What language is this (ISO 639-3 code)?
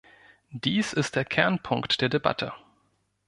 deu